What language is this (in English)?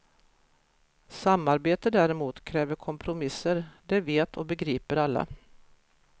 Swedish